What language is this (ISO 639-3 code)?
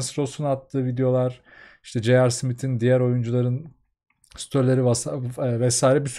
tur